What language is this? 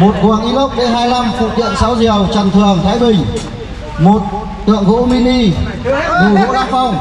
Vietnamese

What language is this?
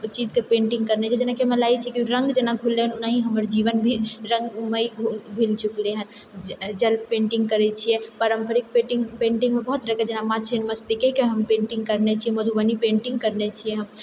Maithili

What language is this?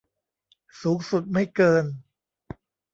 Thai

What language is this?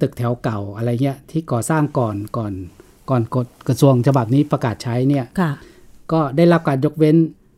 Thai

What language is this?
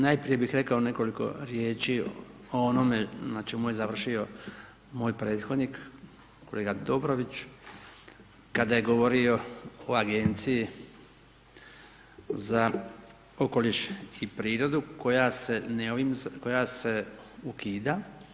Croatian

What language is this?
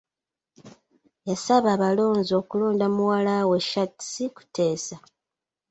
Ganda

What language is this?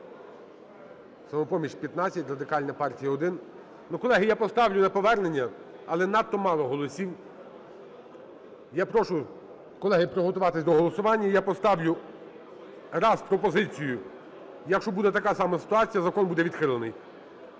Ukrainian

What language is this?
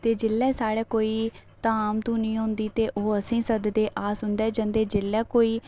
Dogri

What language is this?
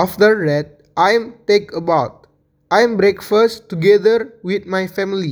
Indonesian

